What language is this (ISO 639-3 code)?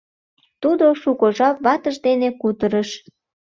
chm